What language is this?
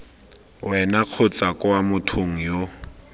Tswana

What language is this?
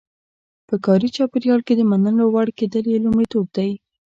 Pashto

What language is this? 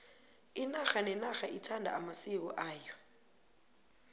South Ndebele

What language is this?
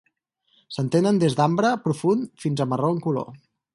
Catalan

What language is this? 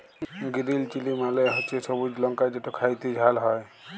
Bangla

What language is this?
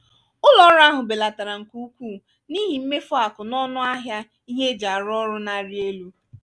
Igbo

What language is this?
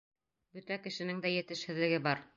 Bashkir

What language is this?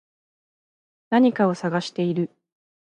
Japanese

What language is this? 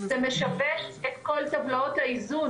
Hebrew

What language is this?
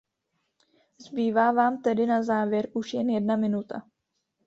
Czech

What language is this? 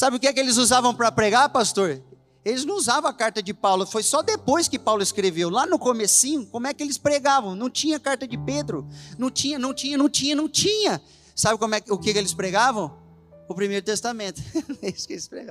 Portuguese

